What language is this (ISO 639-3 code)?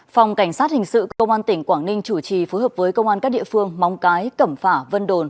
vie